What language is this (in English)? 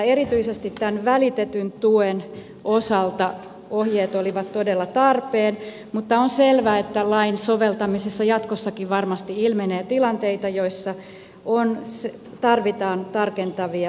Finnish